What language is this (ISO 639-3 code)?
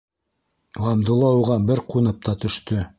bak